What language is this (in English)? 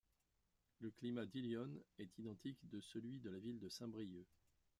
French